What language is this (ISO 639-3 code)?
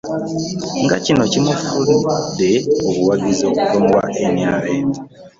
lug